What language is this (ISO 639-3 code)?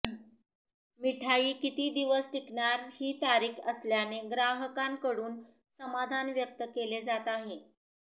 mar